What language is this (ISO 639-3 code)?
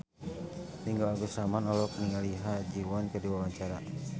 sun